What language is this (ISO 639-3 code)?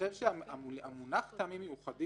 heb